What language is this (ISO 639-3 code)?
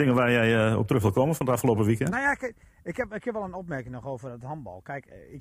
nld